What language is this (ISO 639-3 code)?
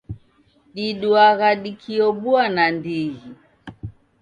dav